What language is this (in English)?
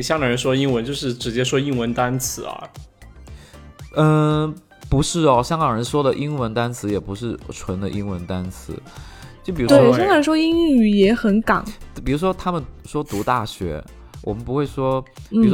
Chinese